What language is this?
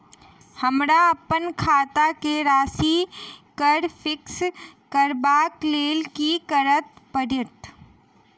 Maithili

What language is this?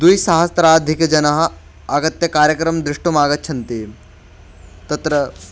Sanskrit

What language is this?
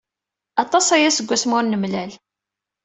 Kabyle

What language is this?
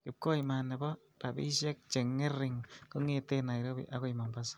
Kalenjin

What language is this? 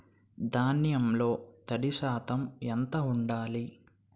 Telugu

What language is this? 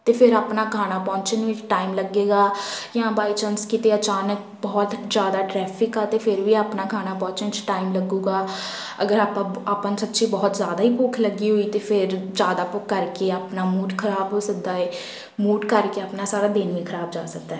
Punjabi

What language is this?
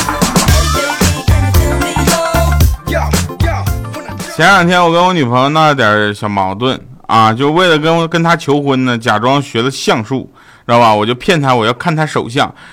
Chinese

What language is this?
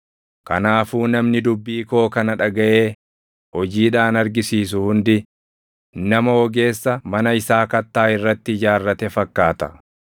Oromo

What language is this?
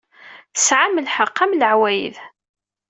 Kabyle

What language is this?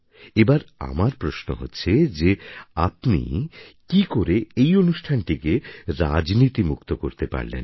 Bangla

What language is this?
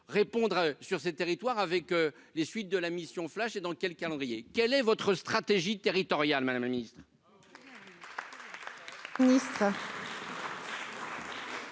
French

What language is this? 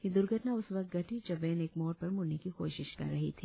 Hindi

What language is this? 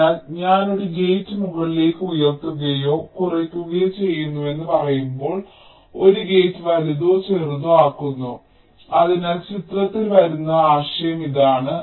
Malayalam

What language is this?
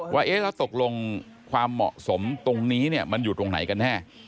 Thai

